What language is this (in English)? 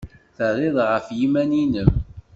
Kabyle